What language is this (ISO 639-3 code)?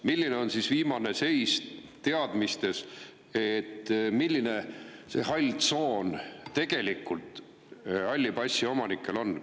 est